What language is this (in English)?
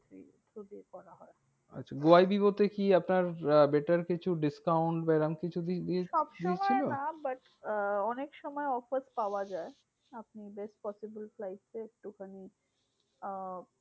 Bangla